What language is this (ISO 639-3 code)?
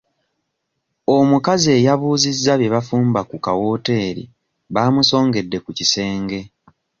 lug